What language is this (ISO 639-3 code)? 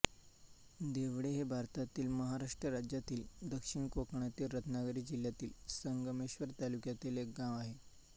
mar